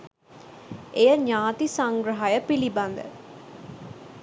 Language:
Sinhala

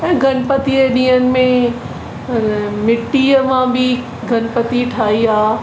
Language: Sindhi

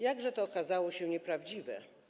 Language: Polish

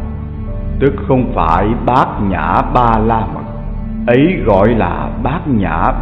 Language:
Vietnamese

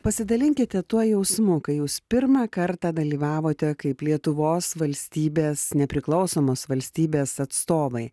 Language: Lithuanian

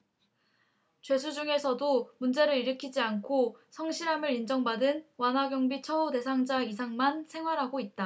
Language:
Korean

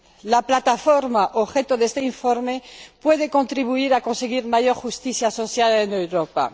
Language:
Spanish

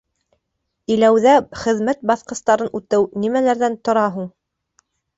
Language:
Bashkir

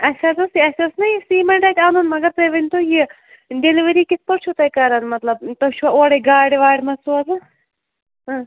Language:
Kashmiri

